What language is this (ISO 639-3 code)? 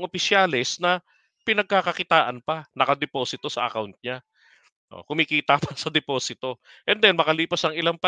fil